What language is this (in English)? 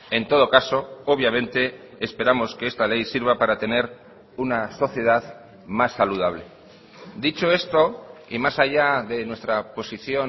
Spanish